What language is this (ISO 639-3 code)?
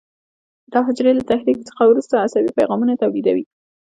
pus